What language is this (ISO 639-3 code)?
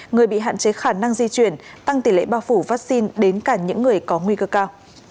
vie